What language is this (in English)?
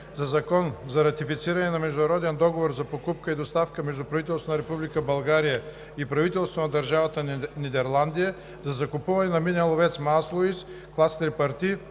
Bulgarian